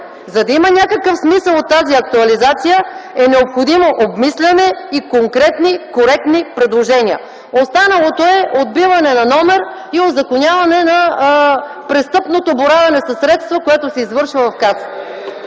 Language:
Bulgarian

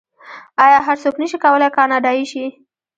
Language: Pashto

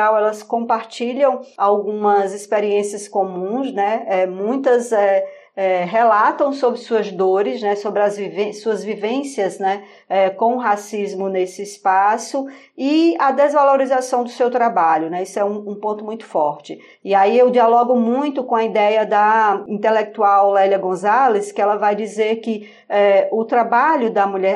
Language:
Portuguese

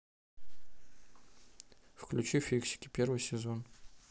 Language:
Russian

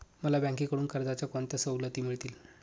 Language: Marathi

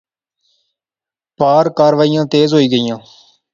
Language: Pahari-Potwari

